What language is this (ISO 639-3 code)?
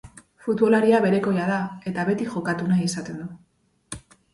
eus